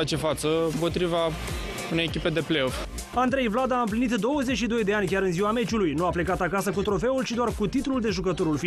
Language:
Romanian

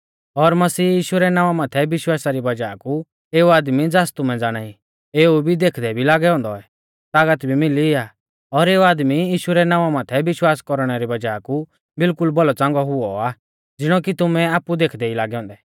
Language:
Mahasu Pahari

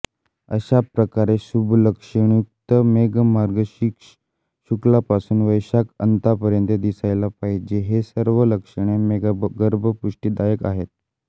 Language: Marathi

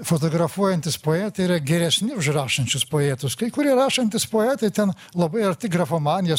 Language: Lithuanian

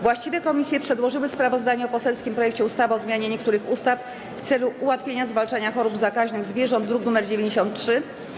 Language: Polish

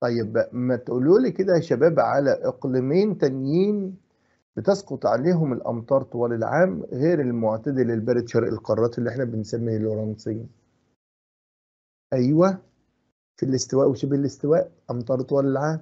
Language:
Arabic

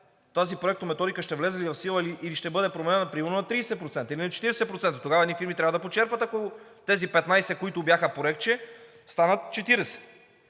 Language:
Bulgarian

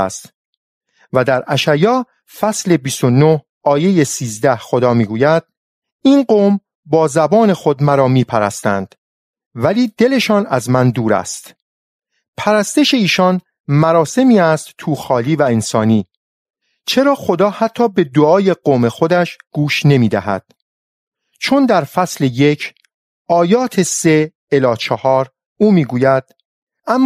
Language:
Persian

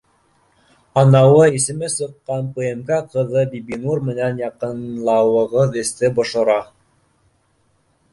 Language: Bashkir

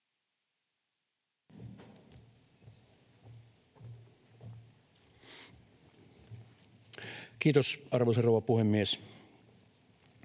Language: Finnish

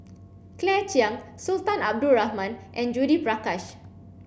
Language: English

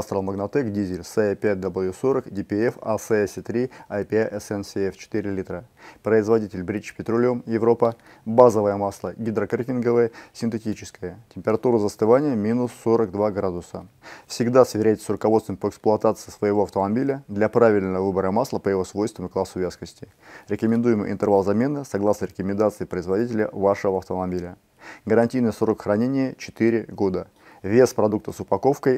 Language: Russian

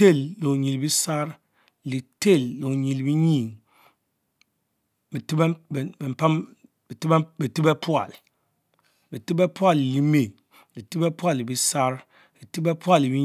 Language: Mbe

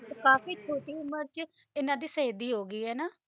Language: Punjabi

